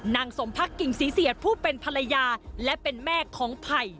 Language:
Thai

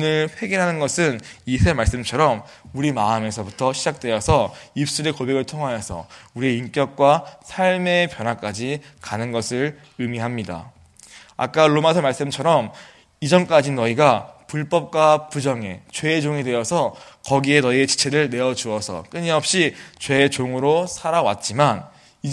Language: Korean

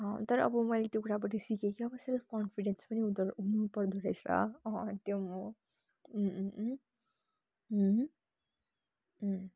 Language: Nepali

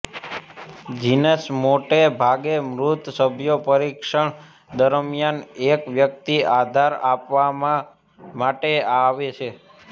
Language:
Gujarati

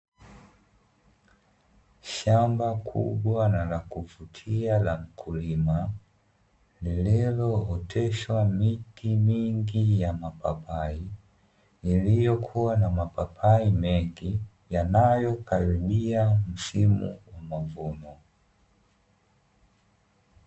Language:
Swahili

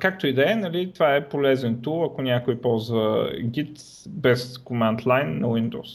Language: Bulgarian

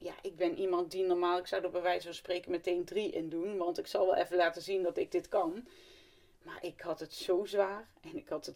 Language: Dutch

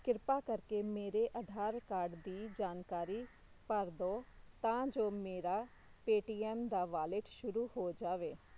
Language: Punjabi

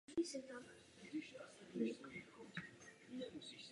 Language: Czech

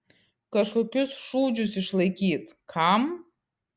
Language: Lithuanian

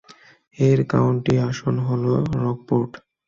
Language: Bangla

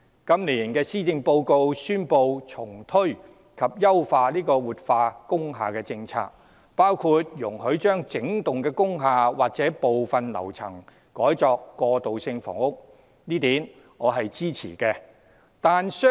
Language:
Cantonese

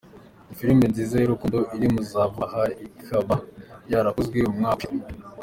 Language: Kinyarwanda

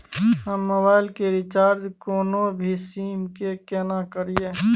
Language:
Maithili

